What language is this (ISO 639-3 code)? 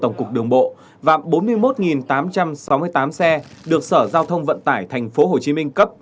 vie